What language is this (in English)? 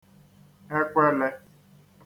Igbo